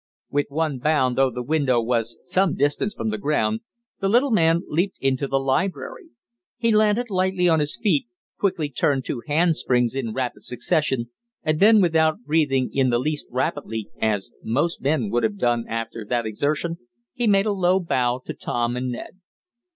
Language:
English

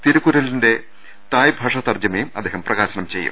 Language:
Malayalam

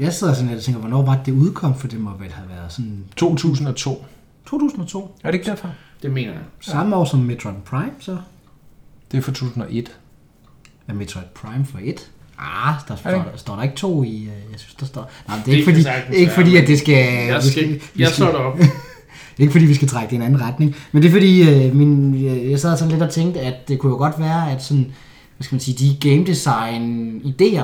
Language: Danish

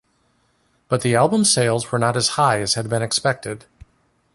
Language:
English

